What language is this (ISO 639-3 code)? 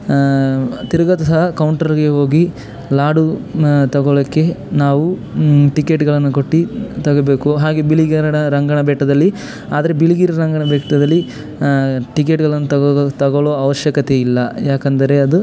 kan